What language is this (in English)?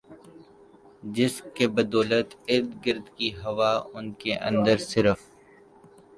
Urdu